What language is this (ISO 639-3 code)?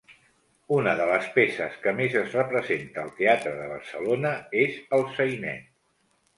cat